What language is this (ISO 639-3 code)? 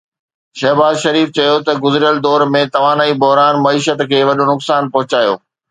snd